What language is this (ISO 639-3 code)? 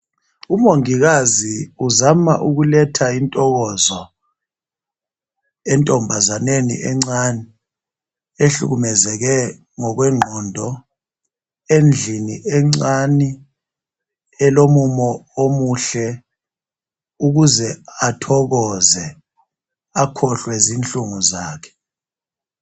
nde